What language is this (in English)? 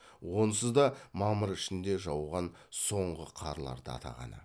Kazakh